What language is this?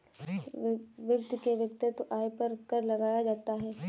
Hindi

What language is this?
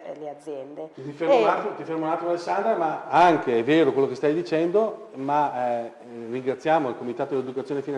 Italian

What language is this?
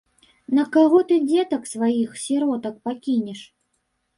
Belarusian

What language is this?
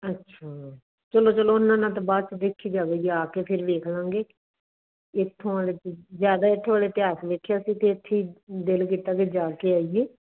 Punjabi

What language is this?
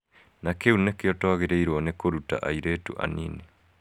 Kikuyu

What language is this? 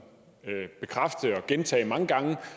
Danish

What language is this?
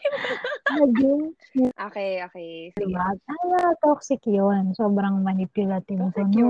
Filipino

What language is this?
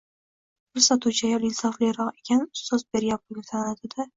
Uzbek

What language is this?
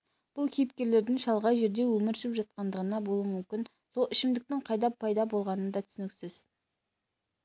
Kazakh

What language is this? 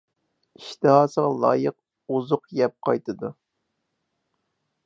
Uyghur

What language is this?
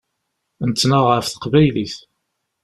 Kabyle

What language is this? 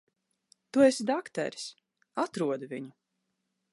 Latvian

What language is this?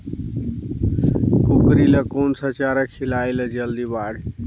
Chhattisgarhi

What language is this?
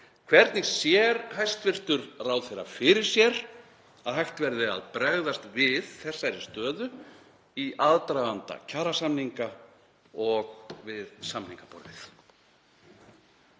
Icelandic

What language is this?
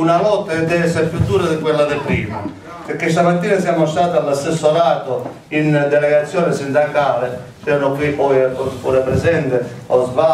Italian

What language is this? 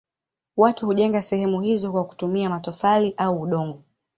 Swahili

